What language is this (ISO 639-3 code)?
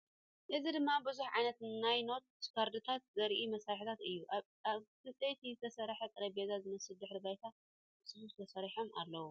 tir